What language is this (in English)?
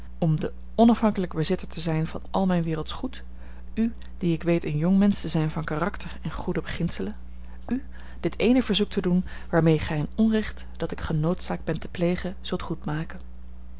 Dutch